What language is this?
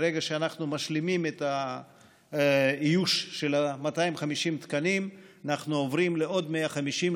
Hebrew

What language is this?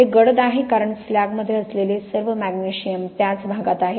Marathi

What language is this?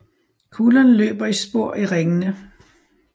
Danish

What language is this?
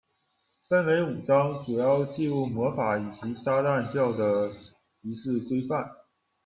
Chinese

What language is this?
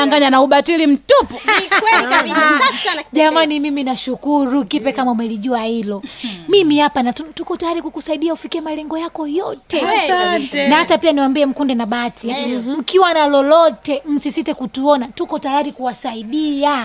Swahili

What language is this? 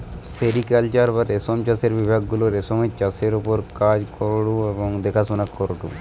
Bangla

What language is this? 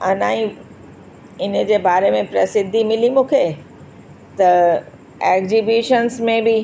Sindhi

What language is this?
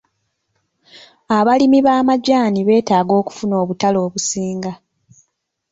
Ganda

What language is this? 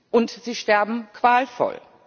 German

